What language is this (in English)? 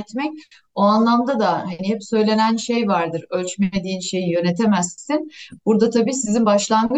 Turkish